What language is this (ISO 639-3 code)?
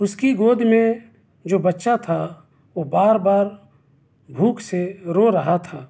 urd